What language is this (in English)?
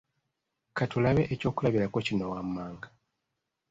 Ganda